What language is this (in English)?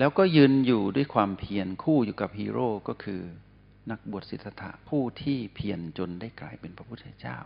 Thai